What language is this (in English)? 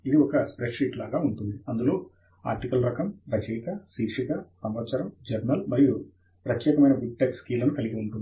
Telugu